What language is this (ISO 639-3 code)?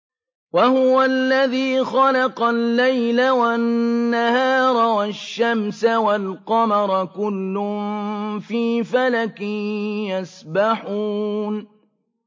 ara